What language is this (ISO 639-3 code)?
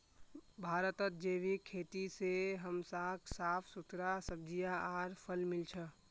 mag